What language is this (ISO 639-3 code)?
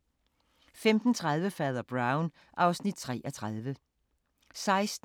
dan